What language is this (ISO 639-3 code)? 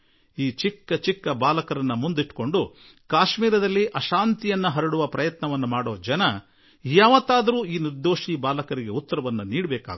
kan